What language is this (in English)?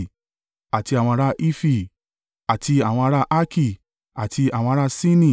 Yoruba